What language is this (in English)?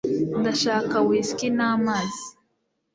Kinyarwanda